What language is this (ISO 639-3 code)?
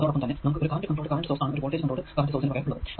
mal